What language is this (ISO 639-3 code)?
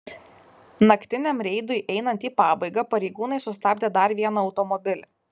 lit